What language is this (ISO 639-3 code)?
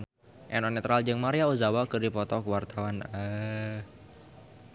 sun